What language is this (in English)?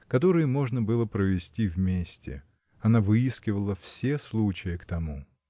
Russian